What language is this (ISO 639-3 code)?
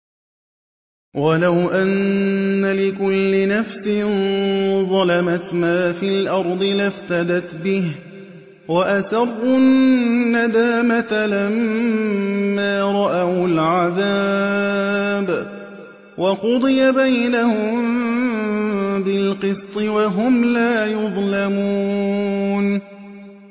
ara